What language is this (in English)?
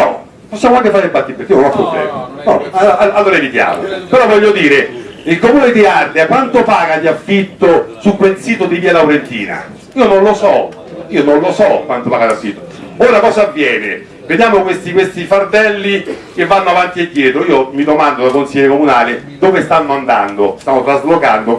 Italian